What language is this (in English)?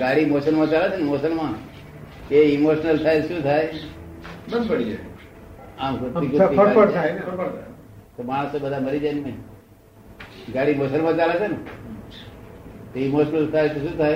Gujarati